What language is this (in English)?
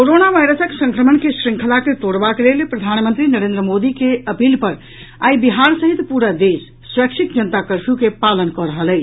Maithili